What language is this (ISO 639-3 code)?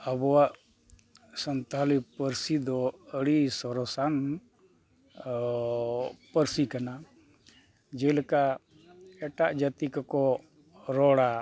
sat